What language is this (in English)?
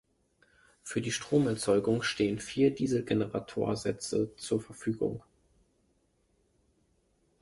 German